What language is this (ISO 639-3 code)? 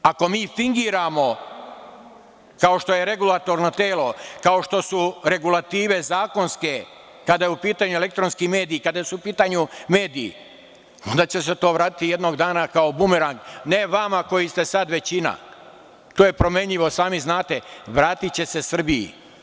srp